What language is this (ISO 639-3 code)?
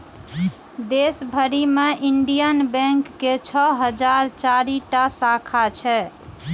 mai